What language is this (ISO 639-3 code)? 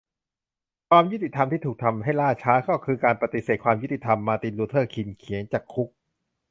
tha